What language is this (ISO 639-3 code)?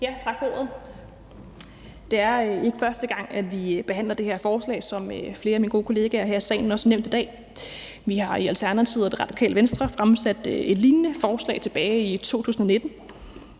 dan